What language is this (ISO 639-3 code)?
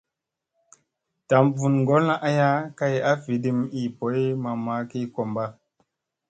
mse